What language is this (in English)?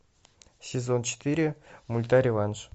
Russian